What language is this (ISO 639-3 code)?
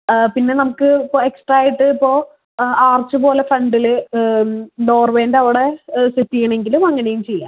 mal